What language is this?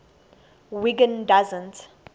English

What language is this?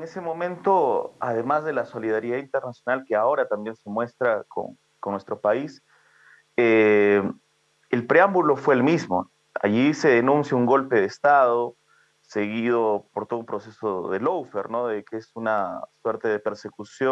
Spanish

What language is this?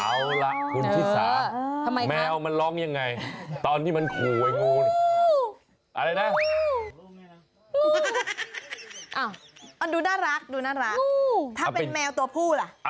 Thai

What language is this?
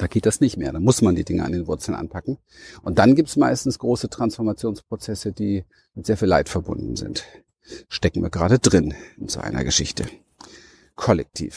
German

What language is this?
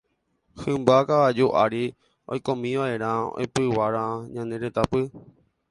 Guarani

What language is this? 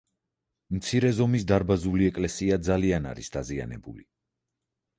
Georgian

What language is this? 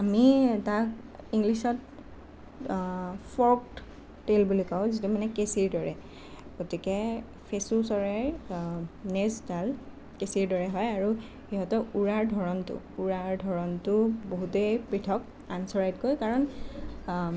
Assamese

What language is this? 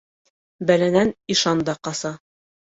Bashkir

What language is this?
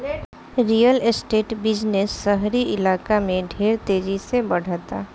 Bhojpuri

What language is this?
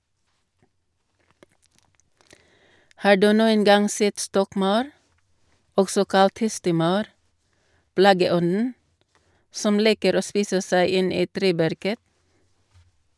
Norwegian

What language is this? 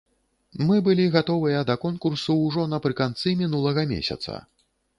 Belarusian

